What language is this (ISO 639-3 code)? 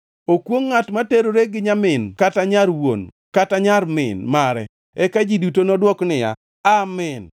luo